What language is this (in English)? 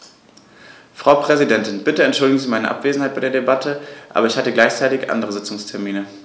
German